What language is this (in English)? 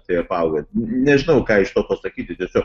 Lithuanian